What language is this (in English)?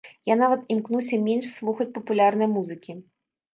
Belarusian